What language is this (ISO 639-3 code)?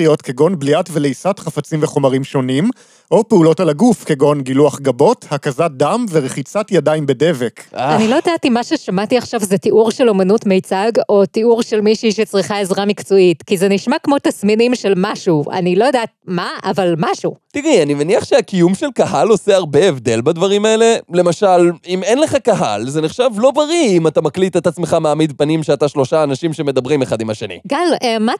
heb